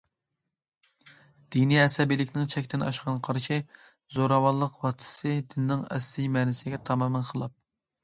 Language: Uyghur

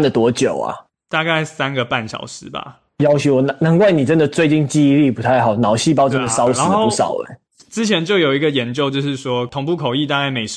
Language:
Chinese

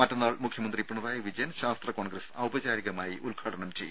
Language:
Malayalam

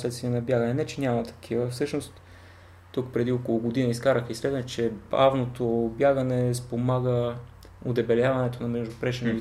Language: Bulgarian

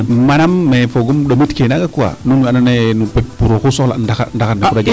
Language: Serer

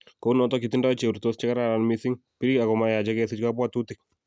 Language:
Kalenjin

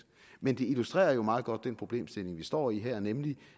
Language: Danish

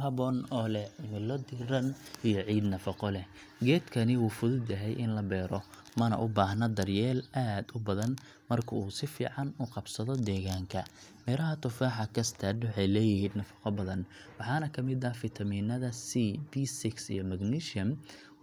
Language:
Somali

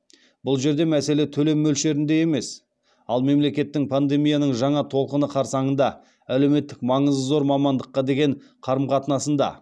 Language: Kazakh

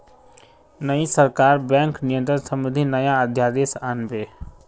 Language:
Magahi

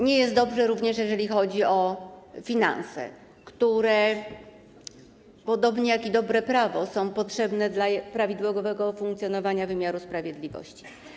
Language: Polish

